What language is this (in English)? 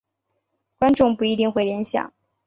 Chinese